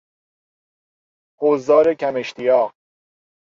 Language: Persian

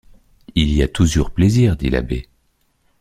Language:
French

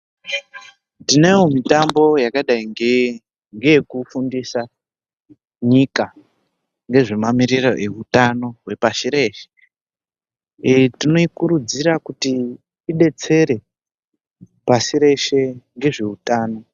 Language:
Ndau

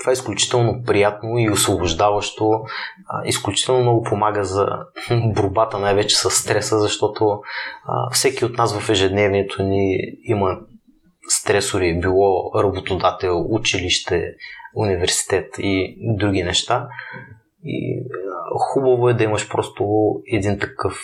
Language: Bulgarian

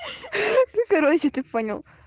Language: Russian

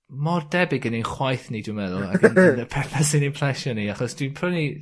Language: Welsh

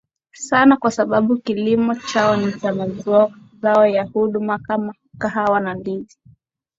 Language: Swahili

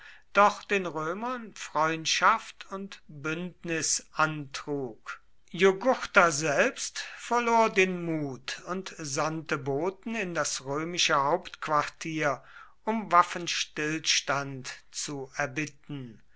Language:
German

